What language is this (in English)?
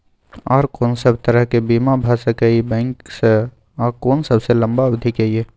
Maithili